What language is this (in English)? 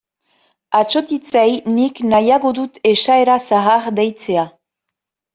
Basque